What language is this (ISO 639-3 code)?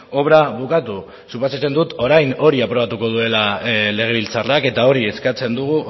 eus